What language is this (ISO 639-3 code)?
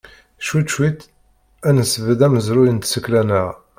kab